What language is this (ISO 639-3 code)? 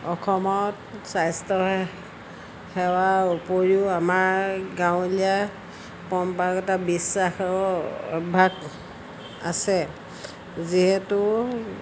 asm